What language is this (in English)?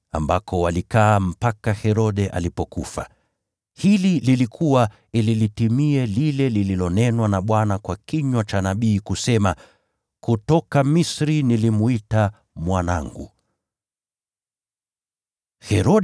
Swahili